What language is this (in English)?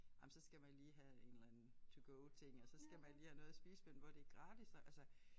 Danish